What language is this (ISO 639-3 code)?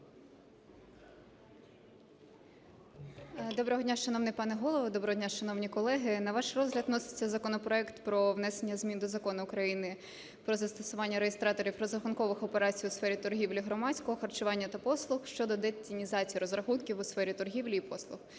ukr